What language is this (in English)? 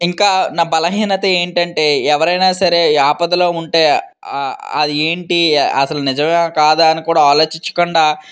Telugu